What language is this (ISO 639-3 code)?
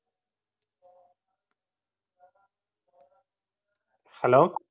tam